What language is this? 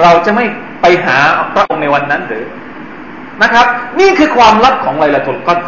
Thai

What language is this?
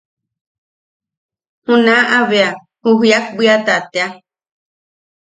Yaqui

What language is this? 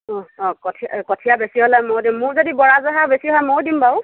Assamese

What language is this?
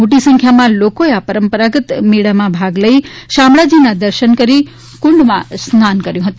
Gujarati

